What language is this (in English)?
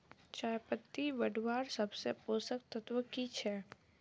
Magahi